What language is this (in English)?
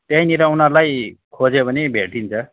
Nepali